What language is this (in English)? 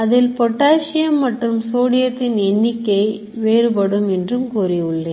Tamil